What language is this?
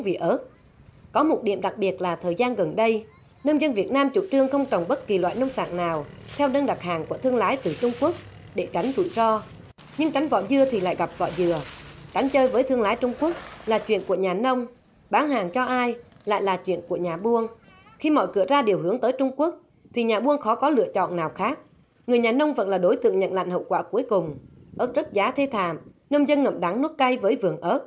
Vietnamese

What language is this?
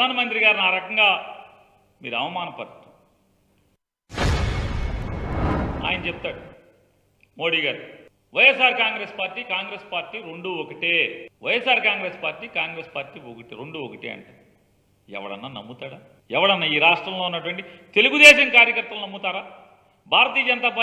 Telugu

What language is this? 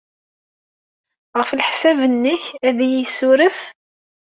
Kabyle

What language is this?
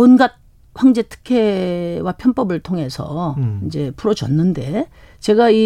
Korean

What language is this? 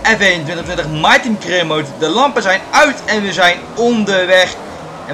Dutch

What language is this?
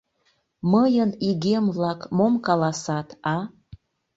Mari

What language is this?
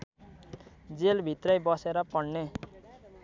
Nepali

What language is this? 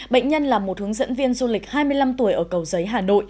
Vietnamese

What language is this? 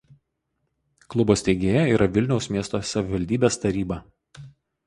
Lithuanian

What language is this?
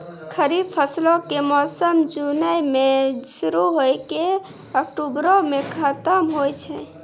Maithili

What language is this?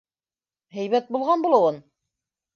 Bashkir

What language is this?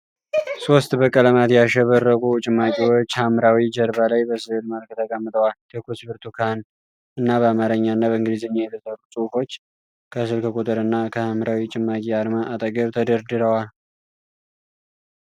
Amharic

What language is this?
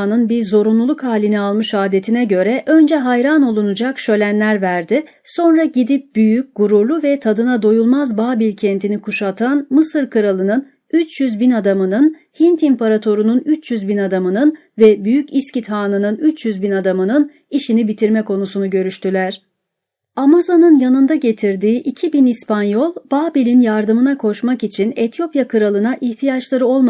Turkish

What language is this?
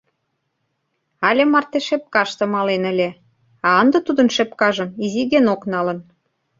Mari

